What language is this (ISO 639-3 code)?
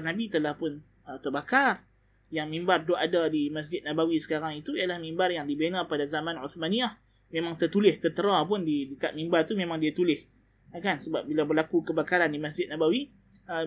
msa